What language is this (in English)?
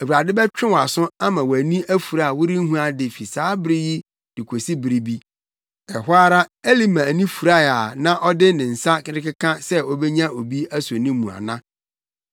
Akan